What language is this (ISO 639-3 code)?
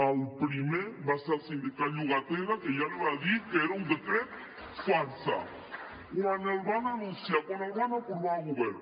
cat